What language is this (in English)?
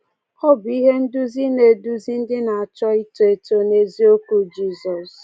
Igbo